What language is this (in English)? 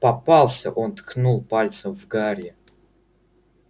Russian